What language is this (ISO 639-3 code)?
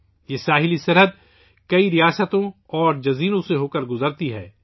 urd